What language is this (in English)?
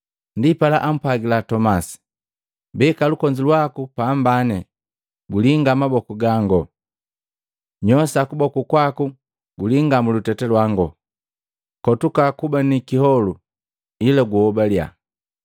Matengo